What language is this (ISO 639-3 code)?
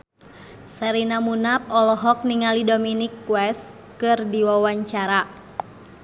sun